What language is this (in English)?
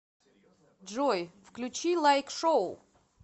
Russian